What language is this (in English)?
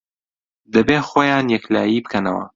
Central Kurdish